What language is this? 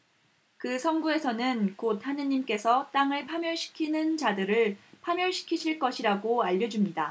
Korean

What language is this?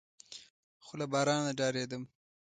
Pashto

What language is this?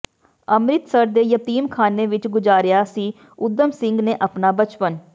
Punjabi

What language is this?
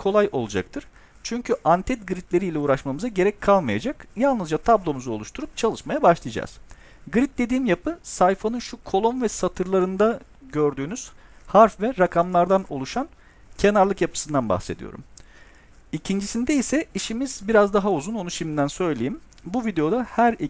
Turkish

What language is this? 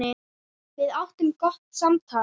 Icelandic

